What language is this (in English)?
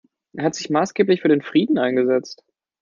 German